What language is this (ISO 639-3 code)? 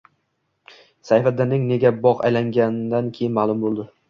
uzb